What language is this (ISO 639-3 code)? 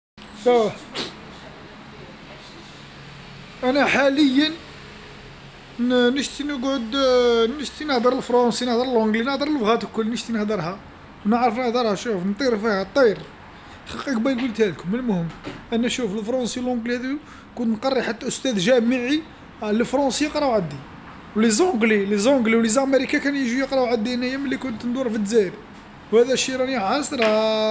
arq